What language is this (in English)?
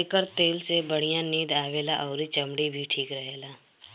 Bhojpuri